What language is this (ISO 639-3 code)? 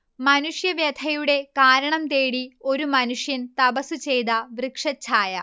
mal